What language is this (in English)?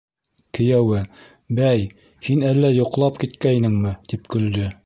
Bashkir